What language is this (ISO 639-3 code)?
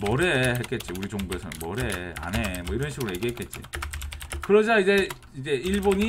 kor